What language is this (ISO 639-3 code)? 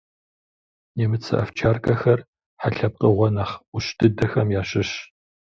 kbd